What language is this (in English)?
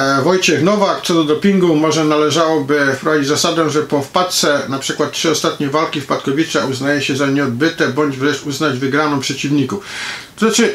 Polish